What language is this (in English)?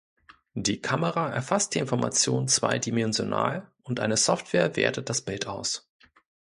German